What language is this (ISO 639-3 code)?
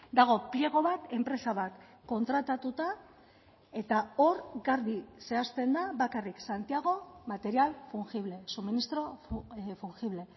eus